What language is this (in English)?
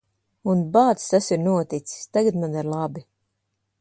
Latvian